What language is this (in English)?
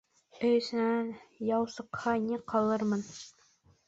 Bashkir